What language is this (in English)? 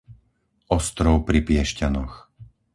Slovak